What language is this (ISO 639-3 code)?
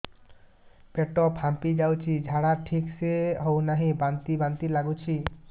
ori